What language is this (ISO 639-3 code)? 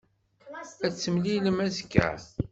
kab